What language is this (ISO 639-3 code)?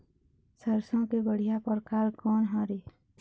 hne